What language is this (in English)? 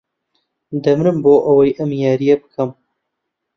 Central Kurdish